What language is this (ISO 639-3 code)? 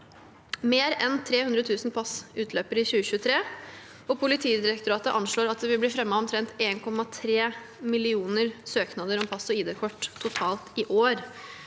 nor